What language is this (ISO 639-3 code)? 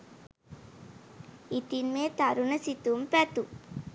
sin